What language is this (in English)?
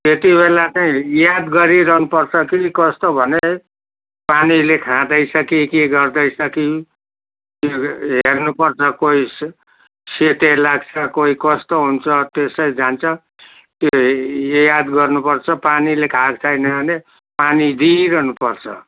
Nepali